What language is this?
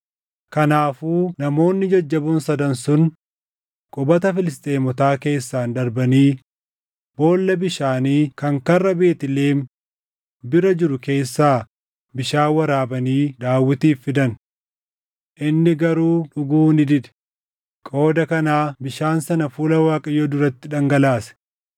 Oromo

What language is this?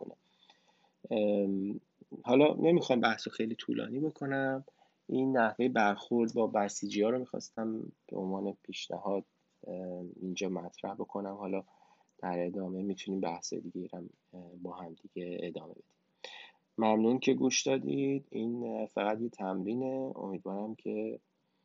Persian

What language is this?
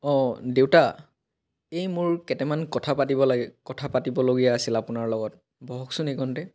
Assamese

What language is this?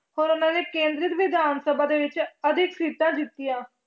Punjabi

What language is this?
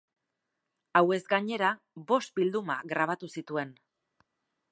Basque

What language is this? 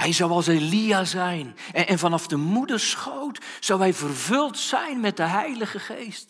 Dutch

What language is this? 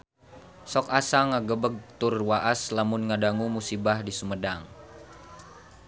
Sundanese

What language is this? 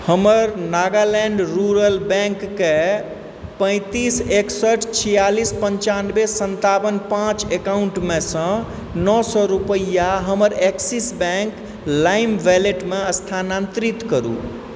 Maithili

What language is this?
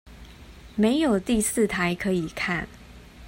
Chinese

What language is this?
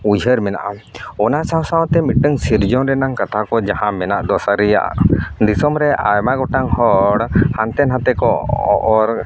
Santali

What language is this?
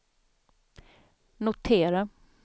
Swedish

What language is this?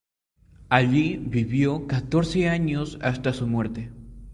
Spanish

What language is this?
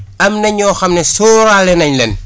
Wolof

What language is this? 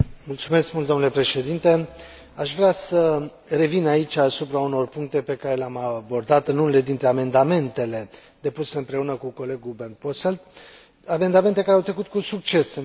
Romanian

